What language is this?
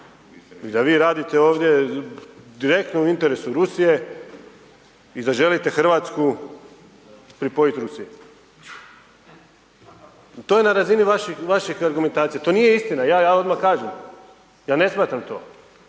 Croatian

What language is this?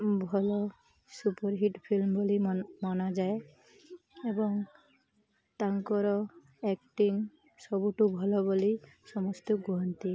Odia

